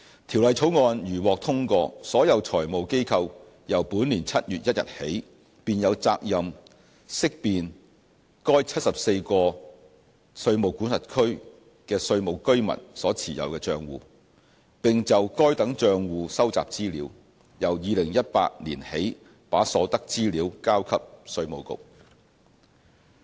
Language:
Cantonese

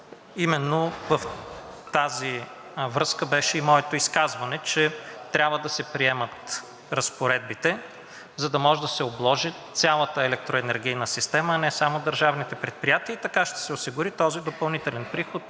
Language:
Bulgarian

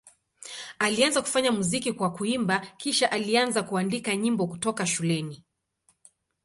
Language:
Swahili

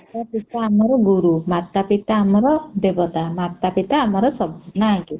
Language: Odia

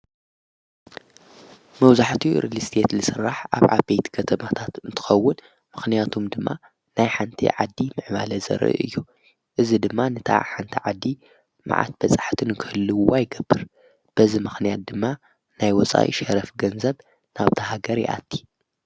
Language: Tigrinya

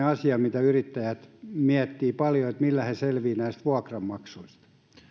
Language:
Finnish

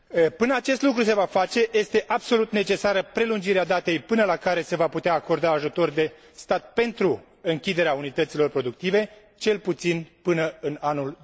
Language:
Romanian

